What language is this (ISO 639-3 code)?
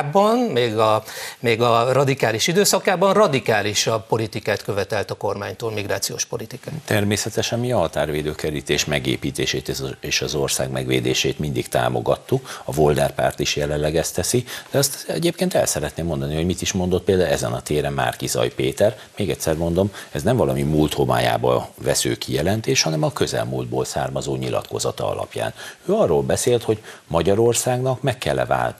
hun